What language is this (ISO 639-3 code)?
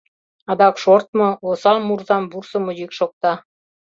chm